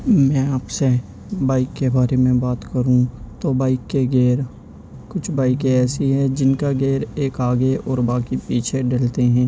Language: Urdu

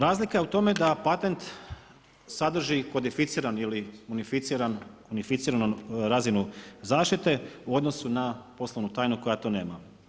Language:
Croatian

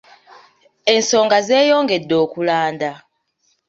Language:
Ganda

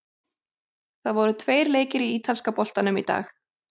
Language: Icelandic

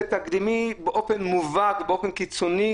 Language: Hebrew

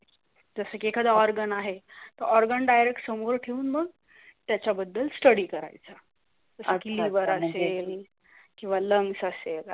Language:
Marathi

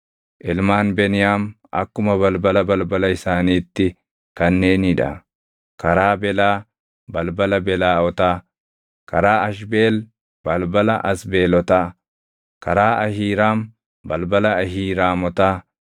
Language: Oromo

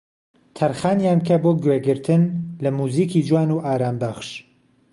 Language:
Central Kurdish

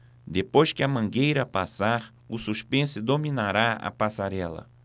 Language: Portuguese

